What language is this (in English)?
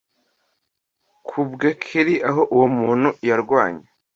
Kinyarwanda